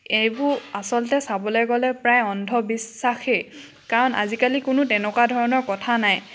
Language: Assamese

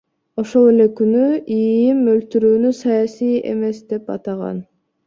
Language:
Kyrgyz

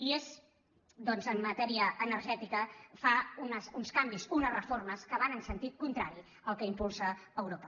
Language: Catalan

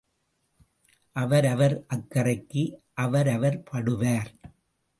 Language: Tamil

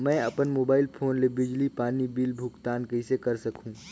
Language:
Chhattisgarhi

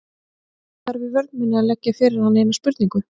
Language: Icelandic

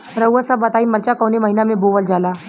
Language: Bhojpuri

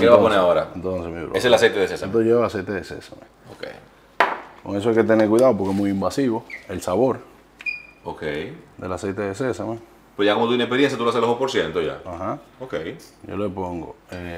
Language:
Spanish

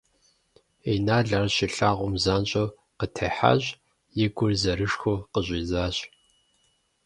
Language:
Kabardian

